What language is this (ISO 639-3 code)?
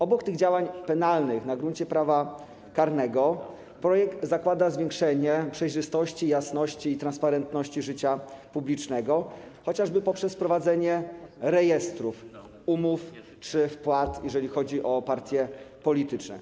pol